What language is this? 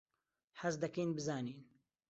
Central Kurdish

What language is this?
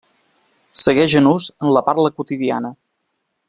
Catalan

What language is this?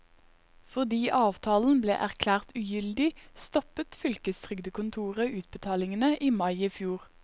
Norwegian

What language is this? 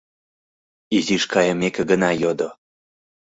Mari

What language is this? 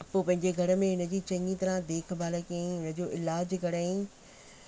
Sindhi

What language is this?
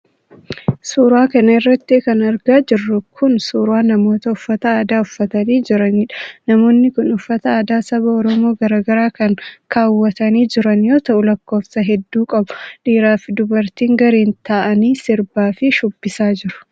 Oromo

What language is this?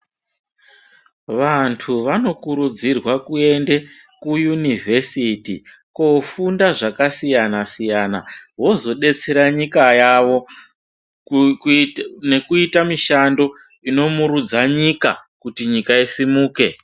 Ndau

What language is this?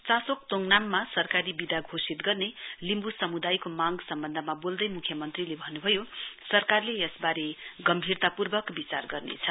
Nepali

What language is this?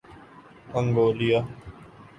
Urdu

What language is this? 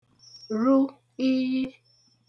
Igbo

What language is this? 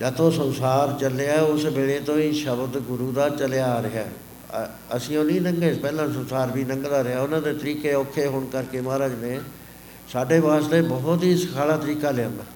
Punjabi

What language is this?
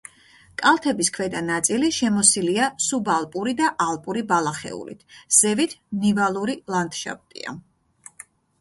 Georgian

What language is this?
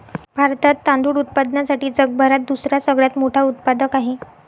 Marathi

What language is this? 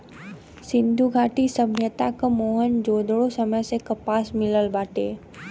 Bhojpuri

